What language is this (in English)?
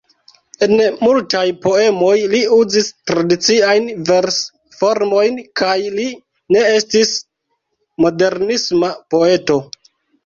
Esperanto